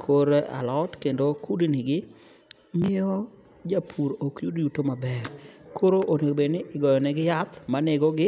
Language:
Luo (Kenya and Tanzania)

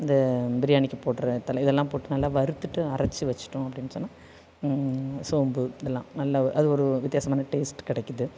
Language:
Tamil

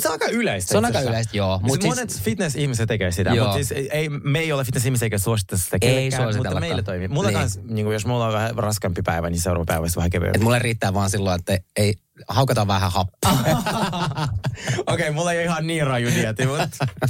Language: Finnish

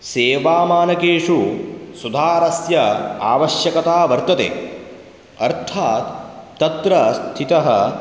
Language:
Sanskrit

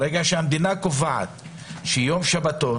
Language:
Hebrew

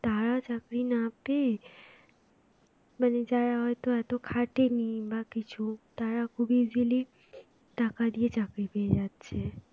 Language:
Bangla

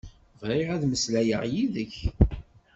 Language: Kabyle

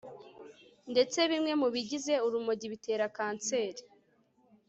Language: Kinyarwanda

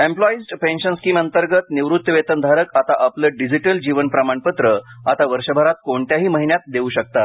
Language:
Marathi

